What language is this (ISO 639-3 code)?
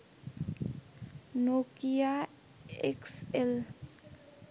ben